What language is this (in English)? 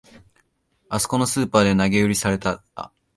Japanese